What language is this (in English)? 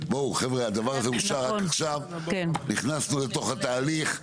Hebrew